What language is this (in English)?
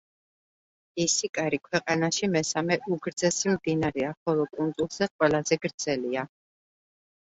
Georgian